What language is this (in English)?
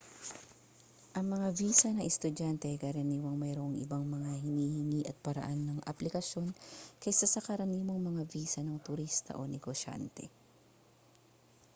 Filipino